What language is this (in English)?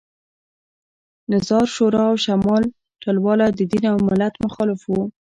Pashto